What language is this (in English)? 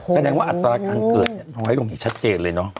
Thai